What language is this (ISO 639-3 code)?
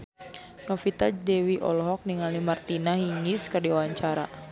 sun